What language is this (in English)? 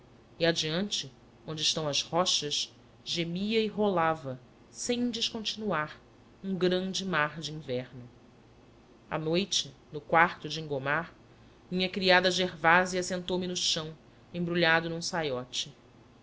Portuguese